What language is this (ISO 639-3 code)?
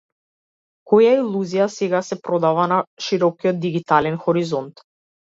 mkd